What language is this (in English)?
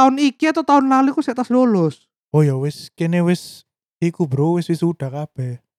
Indonesian